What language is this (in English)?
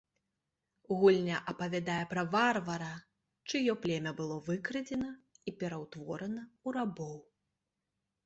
Belarusian